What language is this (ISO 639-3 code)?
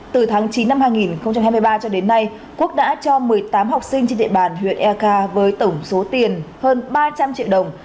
vie